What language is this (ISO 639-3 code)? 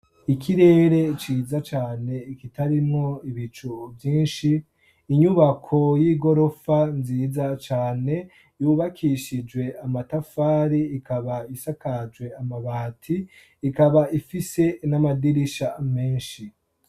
run